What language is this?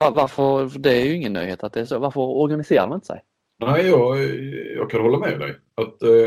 Swedish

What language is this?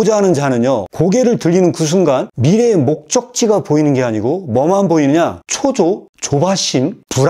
Korean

